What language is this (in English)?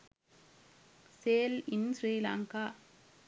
Sinhala